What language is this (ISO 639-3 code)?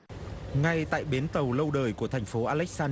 vie